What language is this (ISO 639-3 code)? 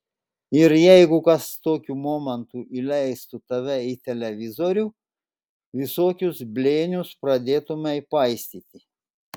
lit